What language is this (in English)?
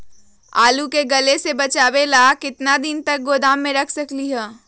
Magahi